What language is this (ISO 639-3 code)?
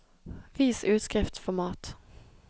nor